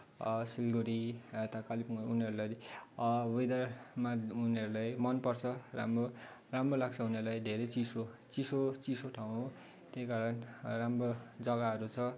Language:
Nepali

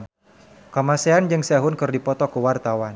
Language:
Sundanese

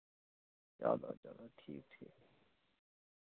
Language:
Dogri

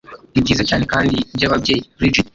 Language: Kinyarwanda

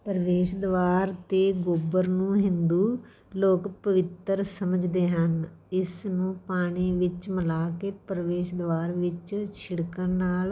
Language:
Punjabi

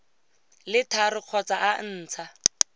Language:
Tswana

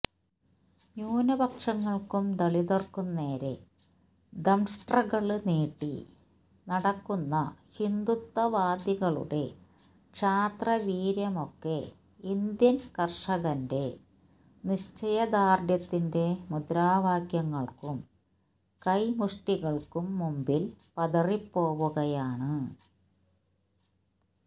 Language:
Malayalam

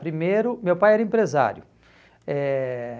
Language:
Portuguese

